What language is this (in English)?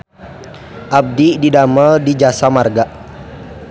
Sundanese